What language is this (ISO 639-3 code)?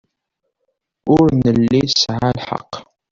kab